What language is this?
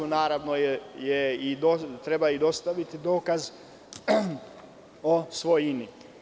Serbian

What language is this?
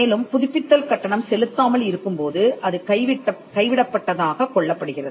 Tamil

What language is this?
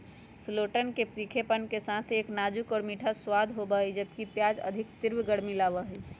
Magahi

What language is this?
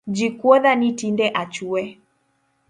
Luo (Kenya and Tanzania)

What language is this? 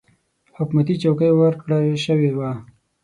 Pashto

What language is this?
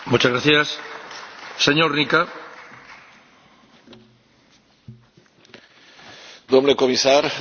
Romanian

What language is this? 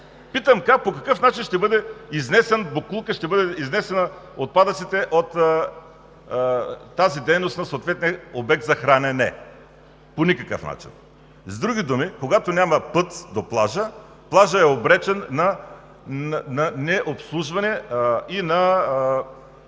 Bulgarian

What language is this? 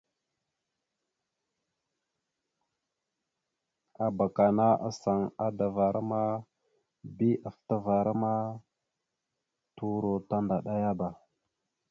Mada (Cameroon)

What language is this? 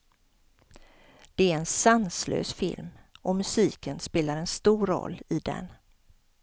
Swedish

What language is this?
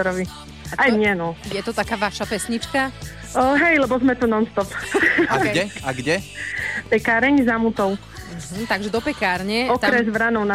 Slovak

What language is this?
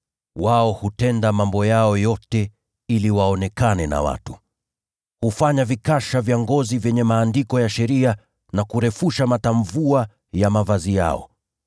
Swahili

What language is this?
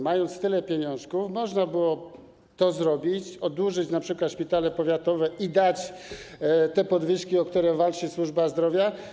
Polish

